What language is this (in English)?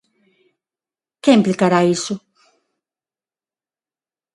Galician